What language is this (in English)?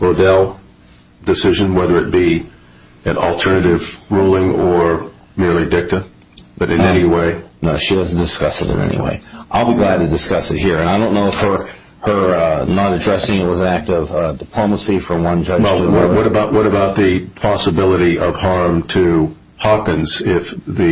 English